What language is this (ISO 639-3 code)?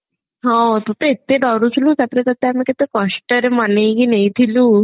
ori